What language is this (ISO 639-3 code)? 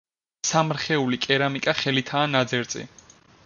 kat